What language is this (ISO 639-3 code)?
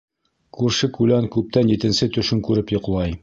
bak